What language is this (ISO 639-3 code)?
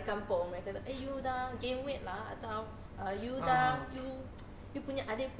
msa